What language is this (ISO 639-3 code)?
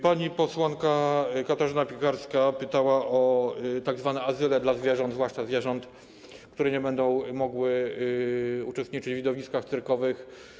pol